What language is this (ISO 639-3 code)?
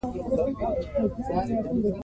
pus